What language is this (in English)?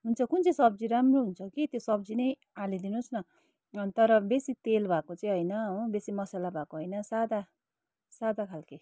Nepali